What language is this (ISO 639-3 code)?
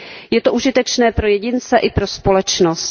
ces